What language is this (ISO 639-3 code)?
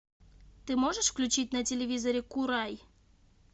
rus